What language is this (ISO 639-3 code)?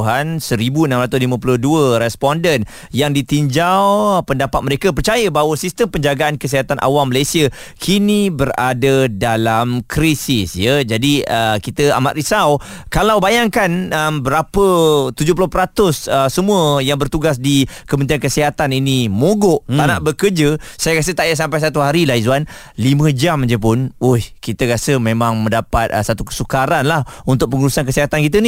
msa